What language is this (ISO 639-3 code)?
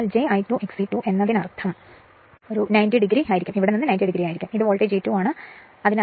mal